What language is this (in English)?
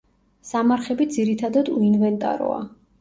Georgian